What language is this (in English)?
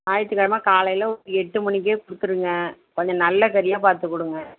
Tamil